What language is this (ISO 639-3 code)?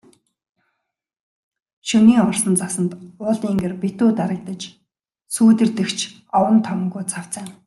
mon